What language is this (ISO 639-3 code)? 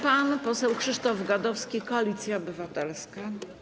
pol